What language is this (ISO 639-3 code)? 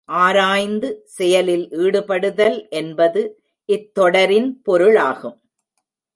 tam